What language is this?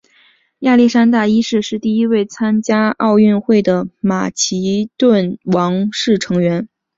Chinese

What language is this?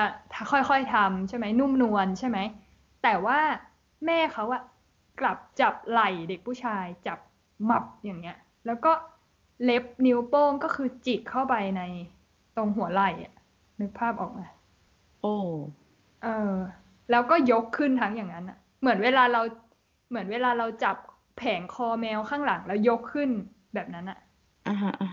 Thai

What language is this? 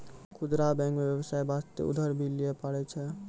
Maithili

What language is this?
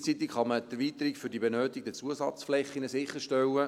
Swiss German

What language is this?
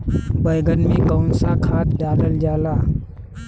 Bhojpuri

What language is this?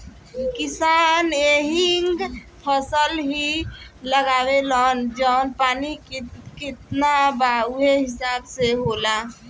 Bhojpuri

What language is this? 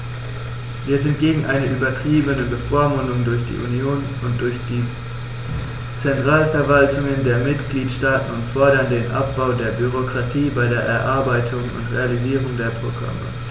German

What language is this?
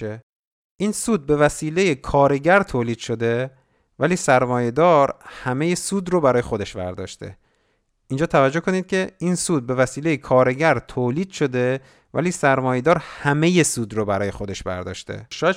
Persian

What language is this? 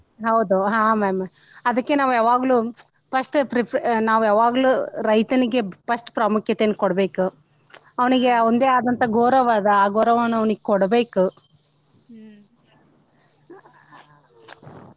Kannada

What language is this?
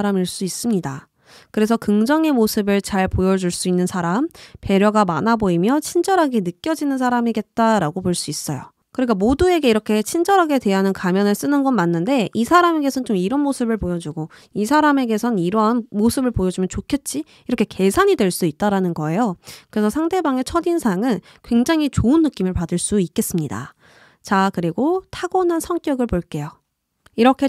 Korean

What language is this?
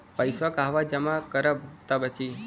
Bhojpuri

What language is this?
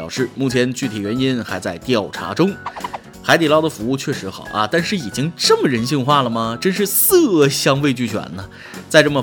Chinese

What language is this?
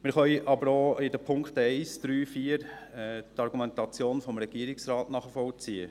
Swiss German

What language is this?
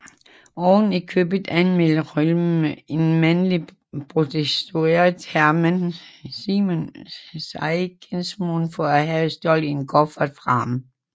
Danish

